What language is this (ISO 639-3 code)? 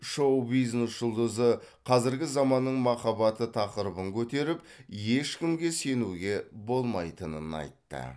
kaz